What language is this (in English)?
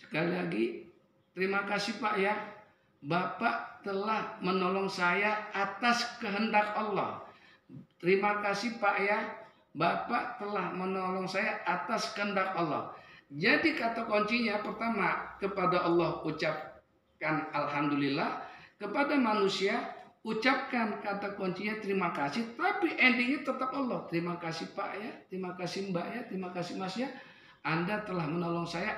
Indonesian